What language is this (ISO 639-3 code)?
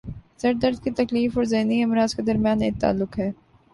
urd